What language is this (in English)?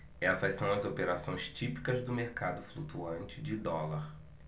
Portuguese